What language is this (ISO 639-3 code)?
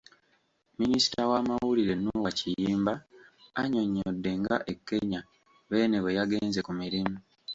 lug